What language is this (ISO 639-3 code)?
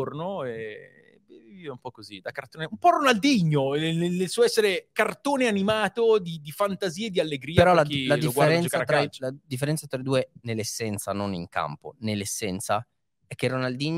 ita